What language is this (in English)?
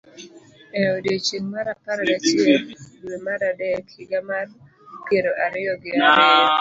Luo (Kenya and Tanzania)